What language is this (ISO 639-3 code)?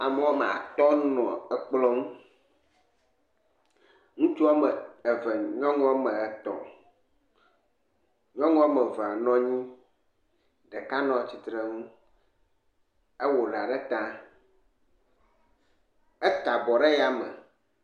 ewe